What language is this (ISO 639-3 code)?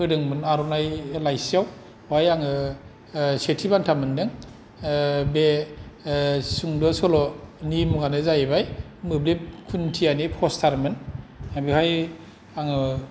brx